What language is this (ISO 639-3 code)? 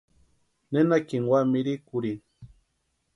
pua